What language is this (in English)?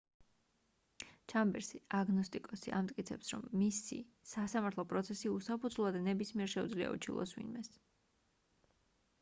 Georgian